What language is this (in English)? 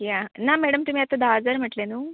Konkani